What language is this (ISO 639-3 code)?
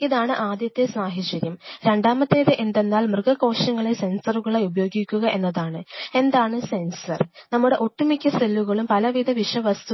mal